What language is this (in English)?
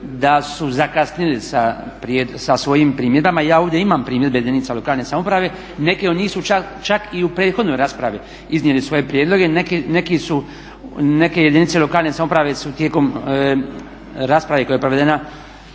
Croatian